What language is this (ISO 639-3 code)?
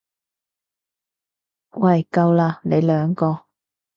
yue